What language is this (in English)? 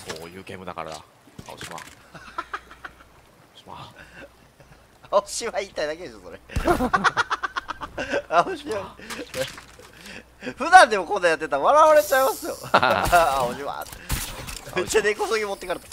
Japanese